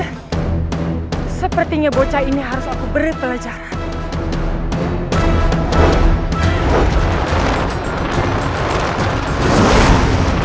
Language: Indonesian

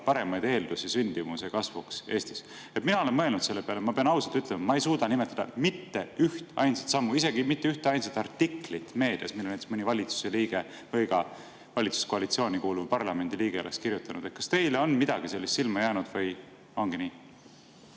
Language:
Estonian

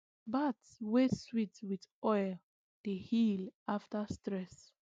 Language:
Nigerian Pidgin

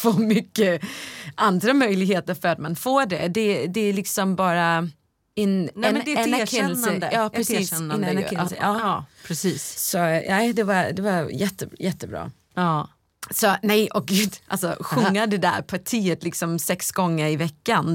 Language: Swedish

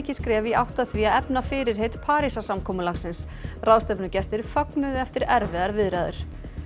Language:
Icelandic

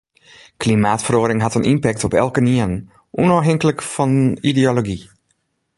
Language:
Western Frisian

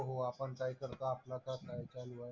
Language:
Marathi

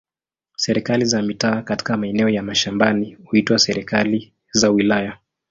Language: Swahili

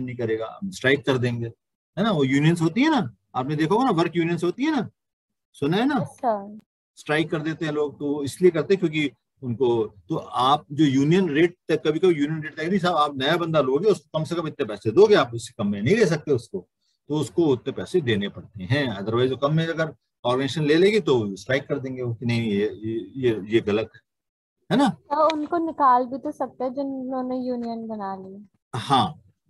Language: Hindi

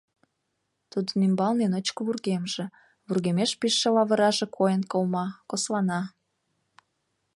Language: Mari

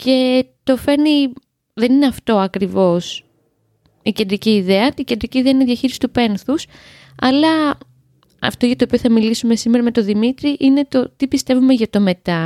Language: Greek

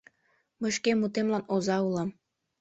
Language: Mari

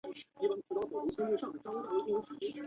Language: Chinese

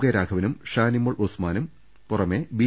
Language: Malayalam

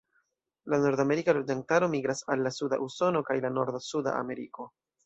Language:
Esperanto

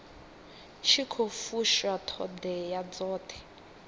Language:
Venda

